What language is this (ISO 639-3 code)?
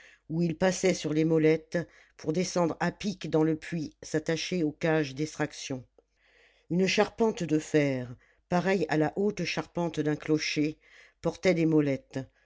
fra